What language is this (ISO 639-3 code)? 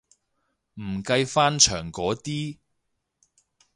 yue